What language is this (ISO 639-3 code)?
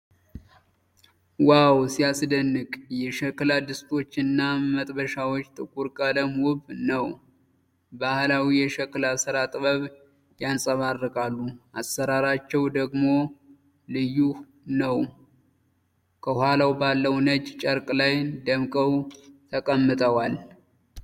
amh